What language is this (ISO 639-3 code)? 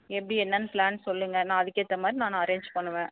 tam